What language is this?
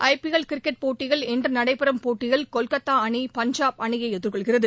Tamil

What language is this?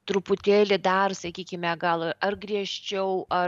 Lithuanian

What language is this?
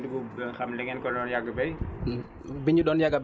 Wolof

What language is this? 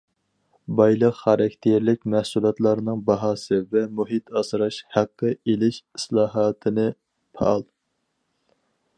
Uyghur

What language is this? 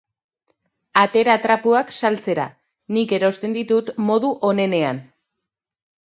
Basque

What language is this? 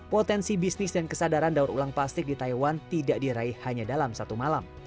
Indonesian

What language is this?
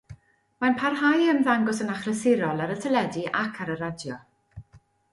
Welsh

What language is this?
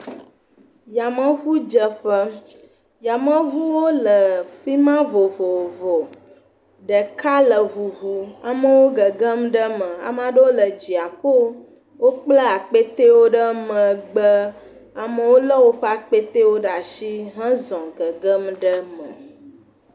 Ewe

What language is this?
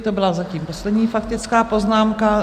Czech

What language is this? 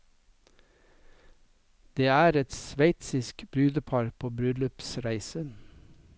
Norwegian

